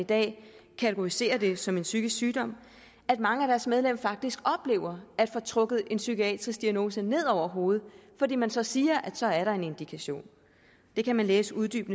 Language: Danish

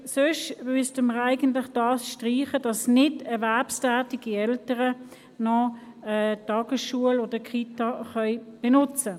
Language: Swiss German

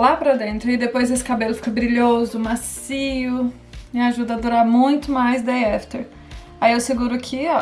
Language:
Portuguese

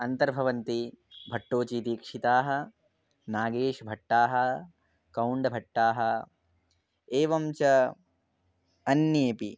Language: Sanskrit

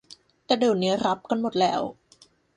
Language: Thai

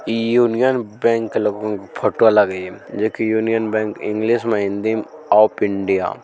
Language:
Magahi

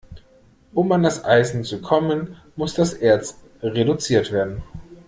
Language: German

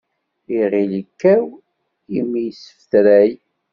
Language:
Kabyle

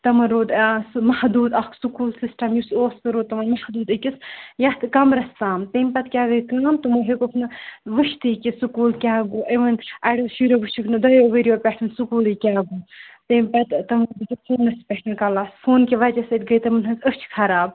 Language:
Kashmiri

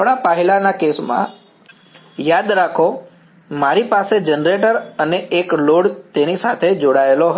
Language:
Gujarati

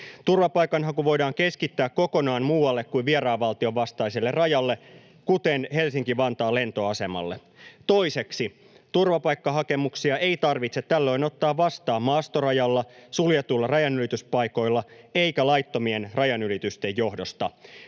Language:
Finnish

